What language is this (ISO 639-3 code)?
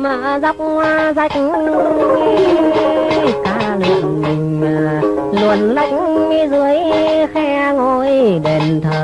vie